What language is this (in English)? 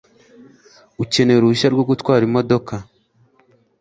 Kinyarwanda